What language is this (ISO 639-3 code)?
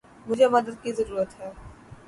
urd